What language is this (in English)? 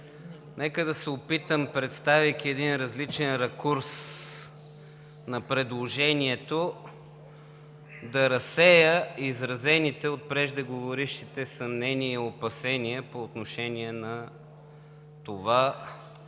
Bulgarian